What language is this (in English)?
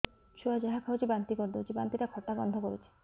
Odia